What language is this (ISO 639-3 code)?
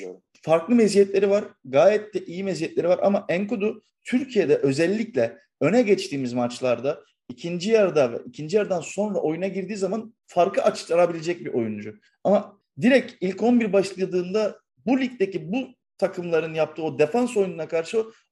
tur